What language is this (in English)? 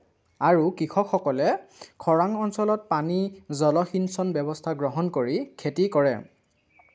Assamese